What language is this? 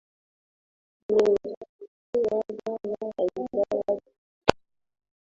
Swahili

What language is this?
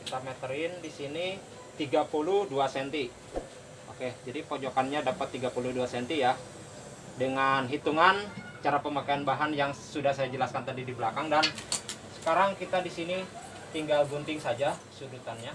Indonesian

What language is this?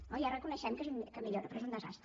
Catalan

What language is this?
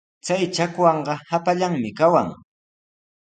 Sihuas Ancash Quechua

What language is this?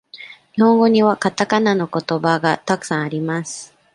Japanese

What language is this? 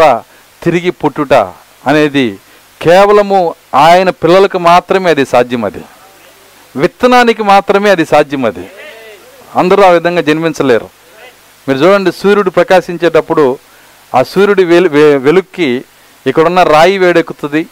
Telugu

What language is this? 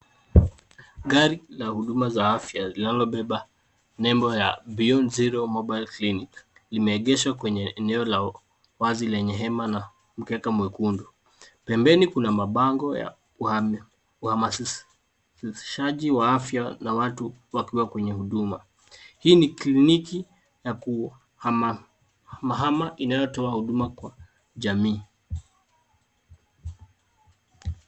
Swahili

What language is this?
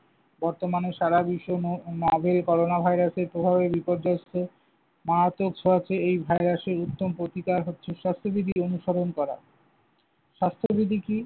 Bangla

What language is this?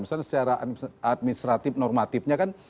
Indonesian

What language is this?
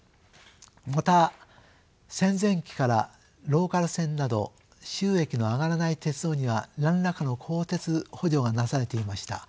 Japanese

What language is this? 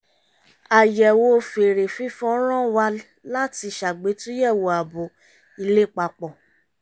Yoruba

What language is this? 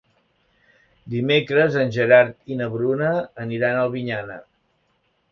Catalan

